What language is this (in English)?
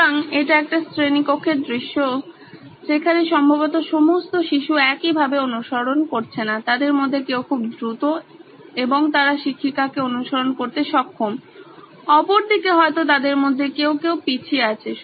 Bangla